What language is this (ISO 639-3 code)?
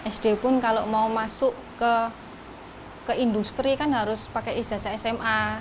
ind